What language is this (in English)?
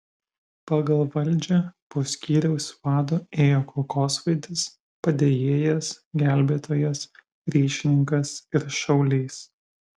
Lithuanian